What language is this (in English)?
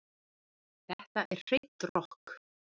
Icelandic